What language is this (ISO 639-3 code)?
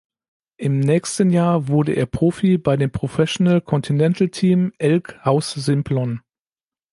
deu